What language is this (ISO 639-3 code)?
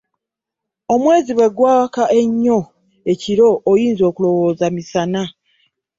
lug